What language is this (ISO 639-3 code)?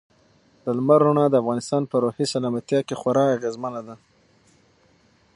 pus